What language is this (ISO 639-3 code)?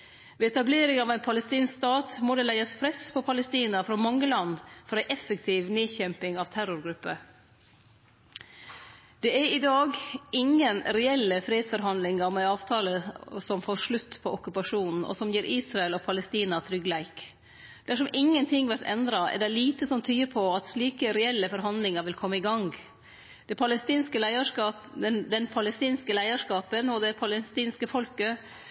nno